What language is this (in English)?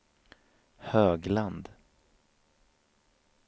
Swedish